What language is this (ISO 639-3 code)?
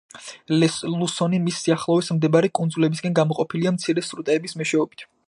kat